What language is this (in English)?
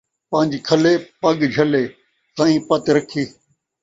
Saraiki